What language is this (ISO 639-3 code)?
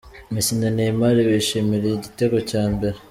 kin